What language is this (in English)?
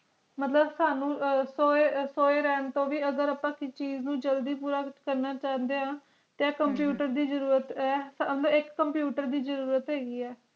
Punjabi